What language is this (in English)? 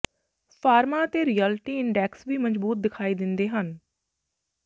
Punjabi